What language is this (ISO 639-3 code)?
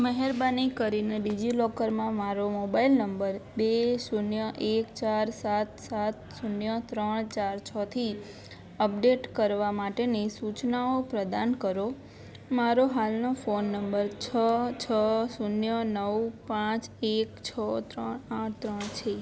guj